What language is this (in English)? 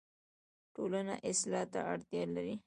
Pashto